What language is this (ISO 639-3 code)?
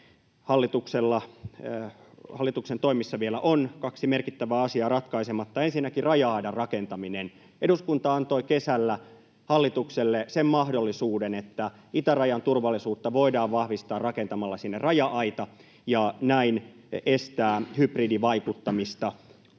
fin